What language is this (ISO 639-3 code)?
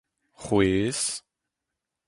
bre